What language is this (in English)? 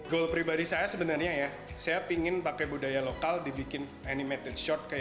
Indonesian